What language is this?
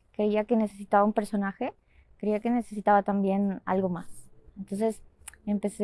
Spanish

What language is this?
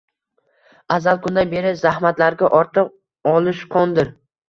Uzbek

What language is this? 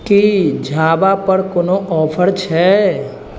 Maithili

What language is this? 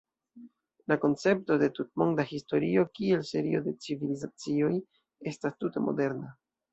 Esperanto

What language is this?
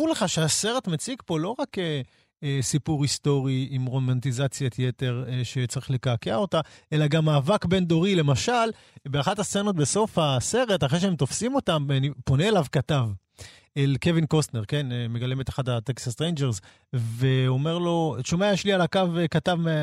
Hebrew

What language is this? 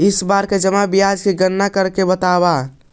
Magahi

